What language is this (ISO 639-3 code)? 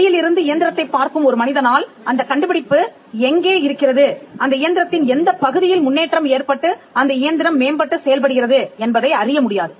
tam